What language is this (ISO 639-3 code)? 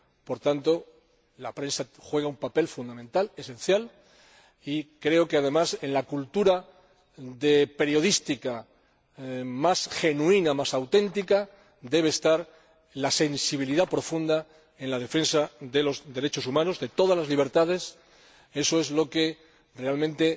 spa